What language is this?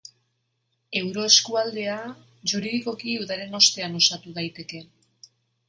Basque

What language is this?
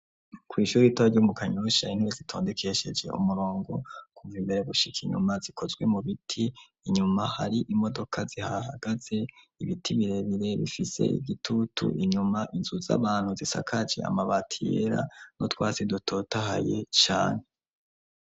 Rundi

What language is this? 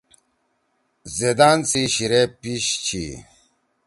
Torwali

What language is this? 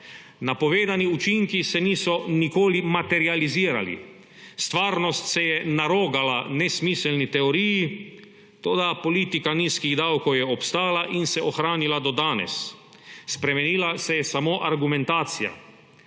Slovenian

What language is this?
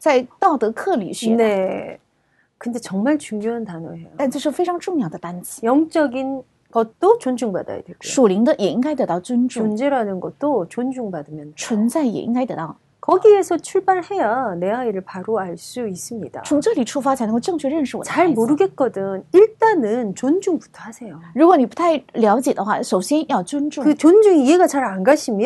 Korean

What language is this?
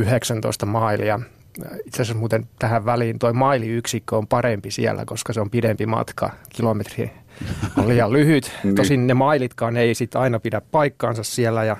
Finnish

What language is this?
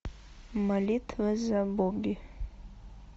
Russian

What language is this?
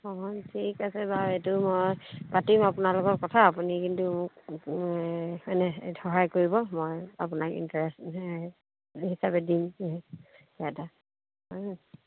Assamese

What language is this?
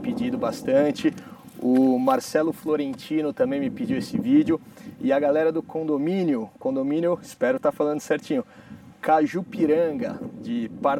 Portuguese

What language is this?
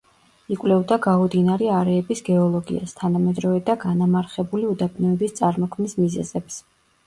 Georgian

